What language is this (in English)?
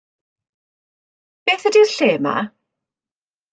Welsh